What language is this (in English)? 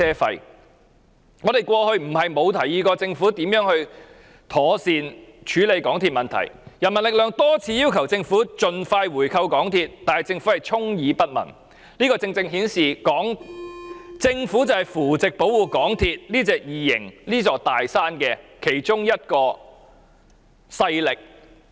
Cantonese